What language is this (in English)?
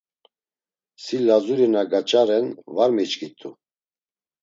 Laz